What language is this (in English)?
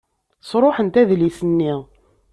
Kabyle